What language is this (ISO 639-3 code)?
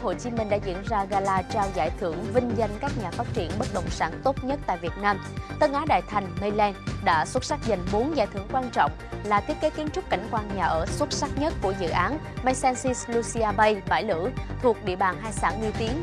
vie